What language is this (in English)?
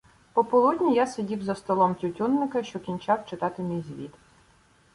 Ukrainian